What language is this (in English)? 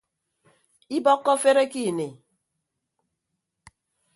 Ibibio